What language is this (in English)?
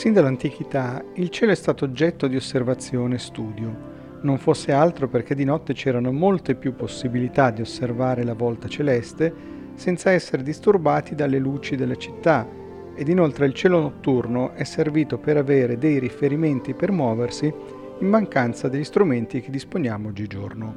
Italian